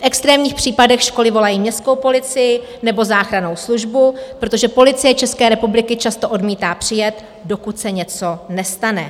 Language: Czech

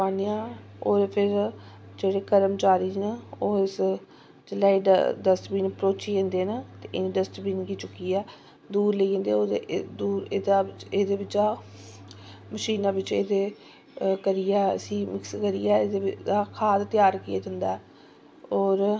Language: Dogri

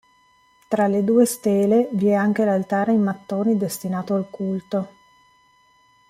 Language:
Italian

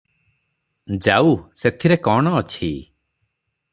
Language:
Odia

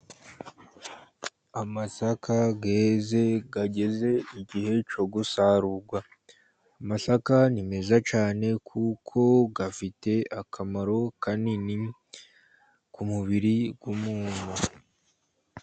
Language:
Kinyarwanda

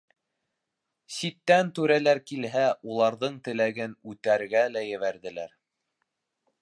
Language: Bashkir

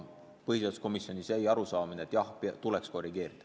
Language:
Estonian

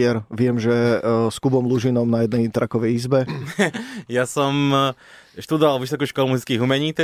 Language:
Slovak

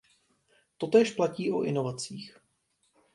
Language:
Czech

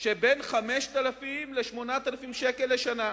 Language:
Hebrew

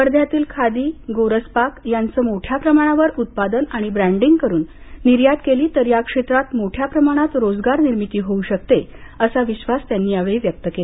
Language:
Marathi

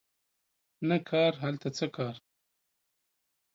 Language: Pashto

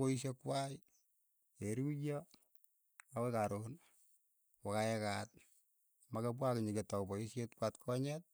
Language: Keiyo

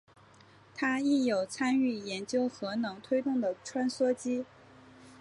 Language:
Chinese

